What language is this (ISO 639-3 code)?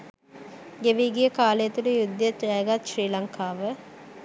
sin